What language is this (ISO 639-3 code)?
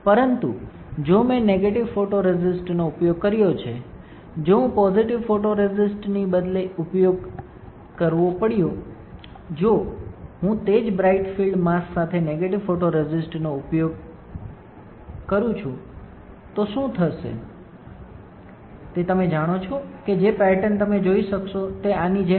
guj